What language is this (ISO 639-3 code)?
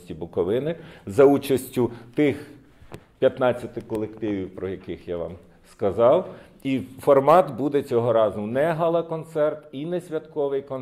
ukr